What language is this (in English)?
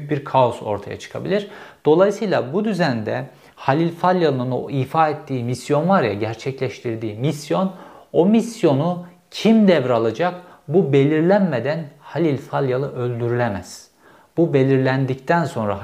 Turkish